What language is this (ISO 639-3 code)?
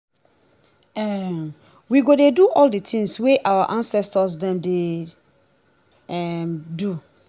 pcm